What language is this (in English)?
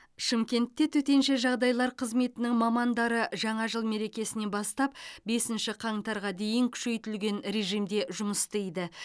Kazakh